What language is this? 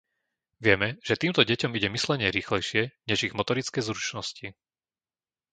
Slovak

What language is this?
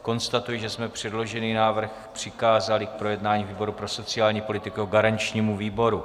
Czech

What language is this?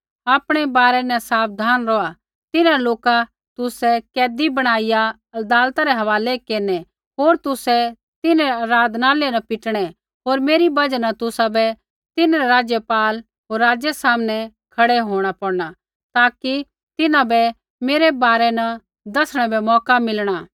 Kullu Pahari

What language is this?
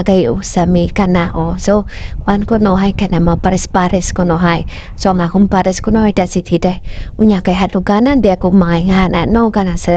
Filipino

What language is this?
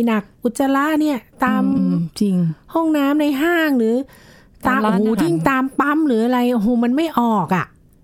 Thai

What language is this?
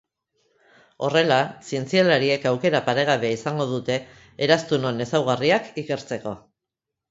Basque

